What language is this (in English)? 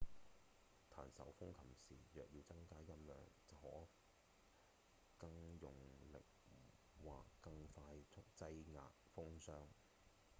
Cantonese